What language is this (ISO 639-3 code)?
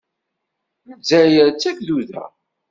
kab